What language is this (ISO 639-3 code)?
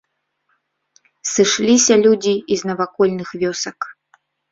bel